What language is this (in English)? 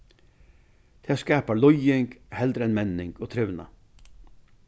Faroese